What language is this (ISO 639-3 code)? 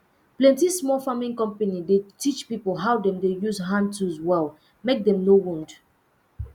pcm